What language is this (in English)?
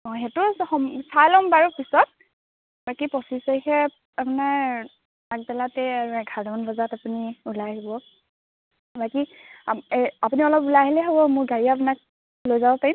Assamese